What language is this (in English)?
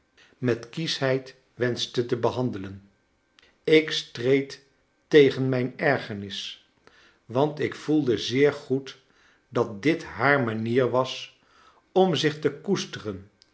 Dutch